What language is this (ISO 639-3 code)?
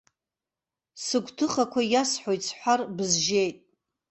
abk